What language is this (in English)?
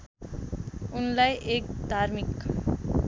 Nepali